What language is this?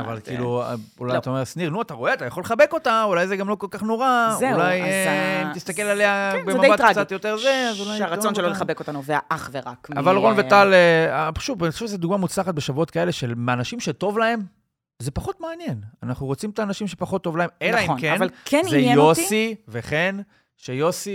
Hebrew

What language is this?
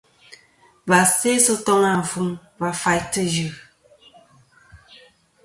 Kom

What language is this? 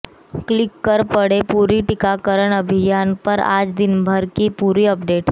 Hindi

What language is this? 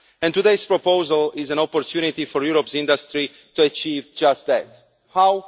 English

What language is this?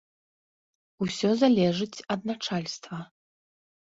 Belarusian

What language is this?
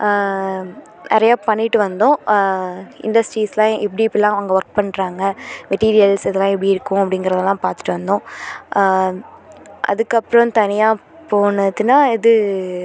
Tamil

